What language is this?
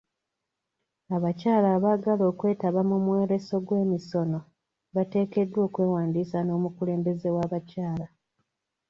Ganda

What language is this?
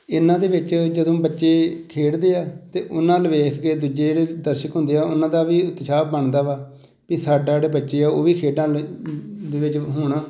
Punjabi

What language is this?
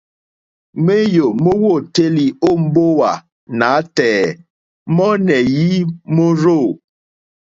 Mokpwe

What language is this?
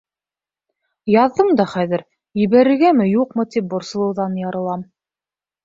Bashkir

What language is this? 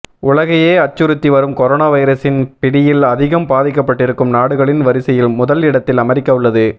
Tamil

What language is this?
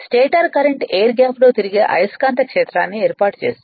Telugu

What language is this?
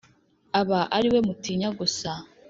Kinyarwanda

